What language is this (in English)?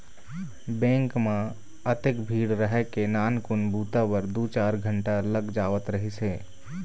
Chhattisgarhi